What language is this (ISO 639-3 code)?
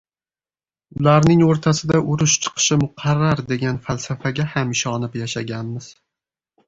uzb